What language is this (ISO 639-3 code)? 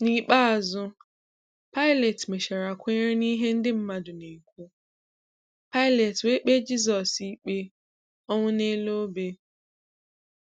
ibo